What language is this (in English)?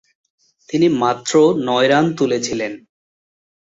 Bangla